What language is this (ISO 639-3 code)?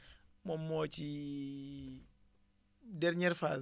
wol